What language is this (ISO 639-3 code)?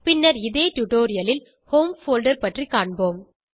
tam